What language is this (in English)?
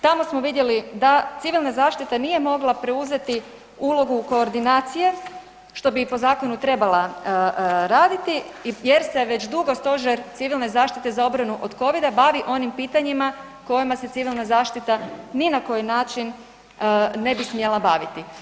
Croatian